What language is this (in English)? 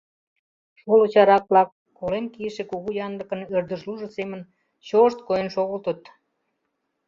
Mari